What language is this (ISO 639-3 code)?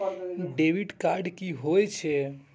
mai